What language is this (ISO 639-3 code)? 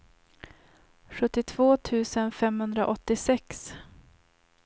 swe